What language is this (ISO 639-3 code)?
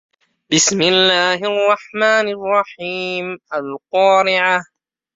ara